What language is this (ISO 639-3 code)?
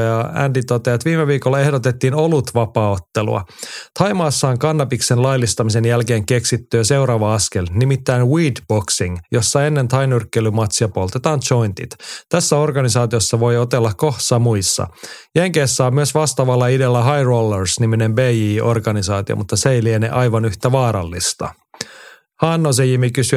fin